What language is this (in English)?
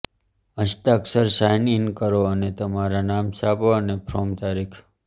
Gujarati